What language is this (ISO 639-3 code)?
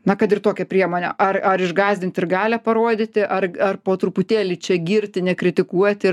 lit